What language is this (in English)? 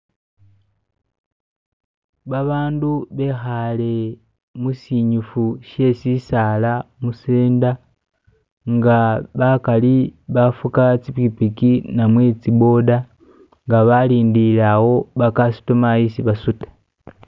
Masaaba